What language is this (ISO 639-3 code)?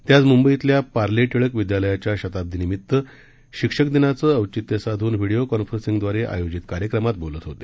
mar